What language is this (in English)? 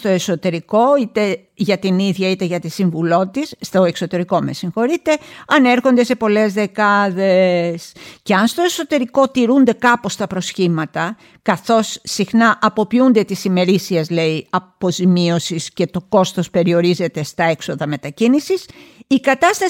Greek